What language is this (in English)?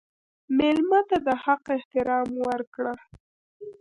Pashto